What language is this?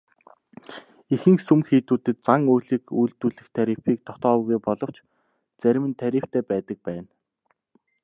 Mongolian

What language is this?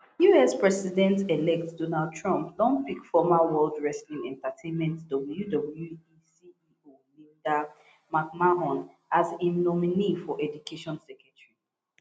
Nigerian Pidgin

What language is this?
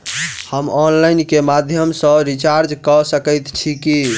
Maithili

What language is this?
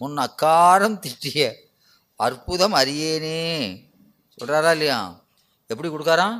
Tamil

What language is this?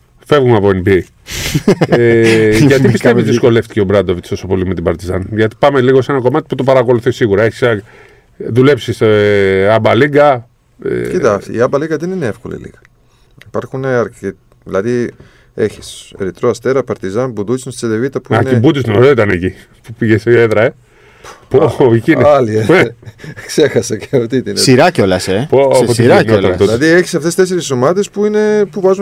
Greek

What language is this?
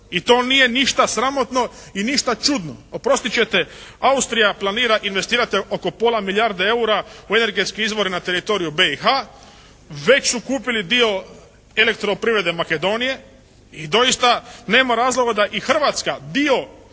Croatian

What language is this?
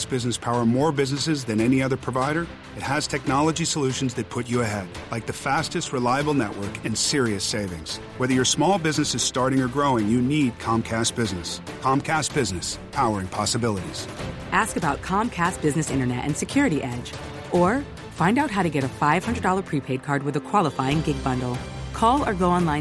Filipino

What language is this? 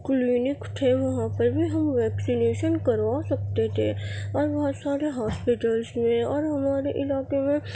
Urdu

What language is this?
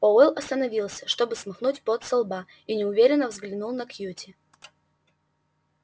Russian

